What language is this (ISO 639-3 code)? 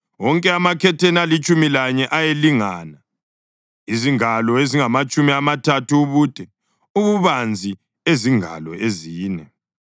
nde